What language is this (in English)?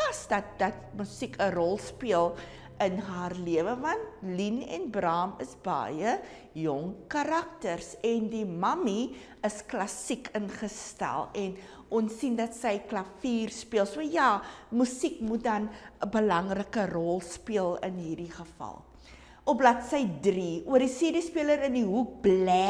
Dutch